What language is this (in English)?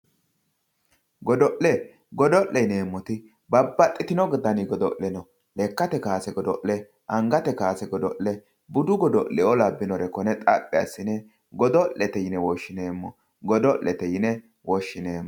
Sidamo